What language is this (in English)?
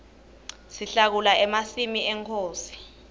Swati